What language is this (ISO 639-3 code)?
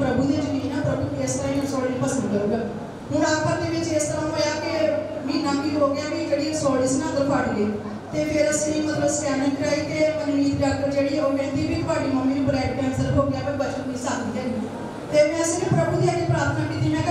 ind